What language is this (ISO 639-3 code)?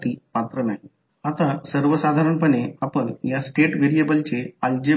mar